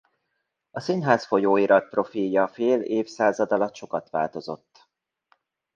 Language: Hungarian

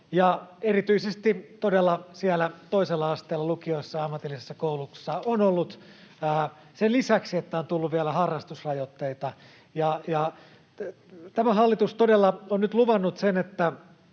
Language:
Finnish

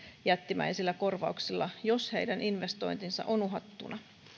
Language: Finnish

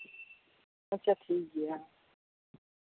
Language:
Santali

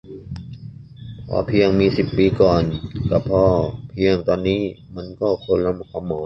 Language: Thai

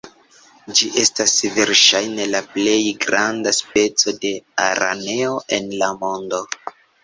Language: Esperanto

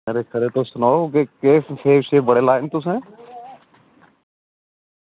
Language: Dogri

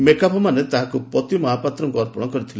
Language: Odia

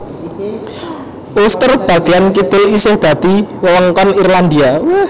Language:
Javanese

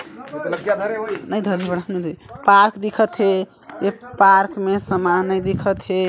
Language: Chhattisgarhi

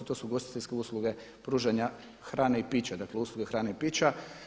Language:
Croatian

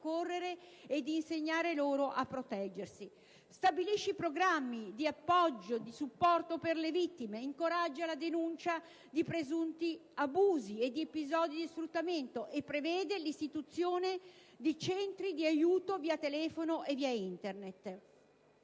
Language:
Italian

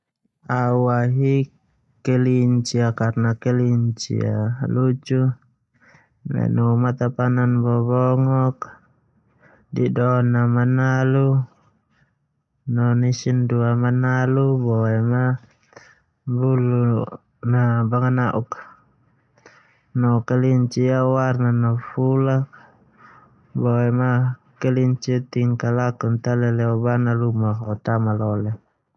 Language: Termanu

